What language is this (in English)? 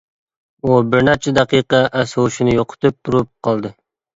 Uyghur